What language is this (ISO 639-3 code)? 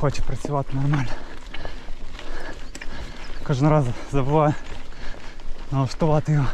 ukr